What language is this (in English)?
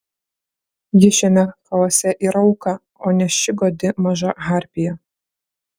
Lithuanian